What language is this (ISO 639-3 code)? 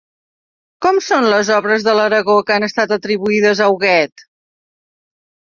cat